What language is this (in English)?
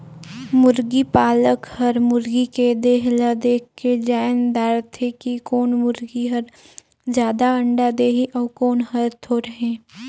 Chhattisgarhi